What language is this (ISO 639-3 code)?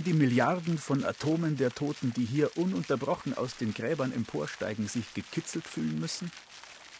deu